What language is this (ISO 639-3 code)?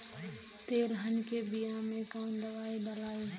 bho